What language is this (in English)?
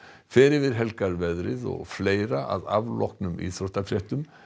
Icelandic